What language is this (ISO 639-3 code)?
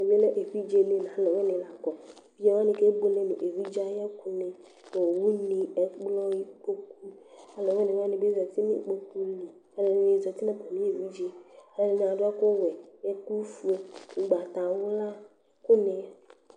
kpo